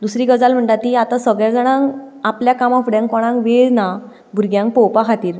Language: Konkani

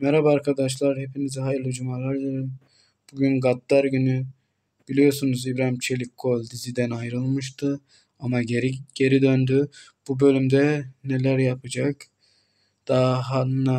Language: Turkish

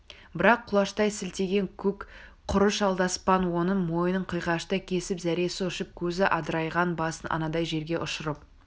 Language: Kazakh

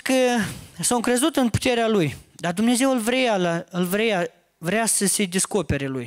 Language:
Romanian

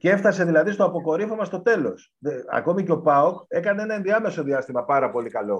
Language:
Greek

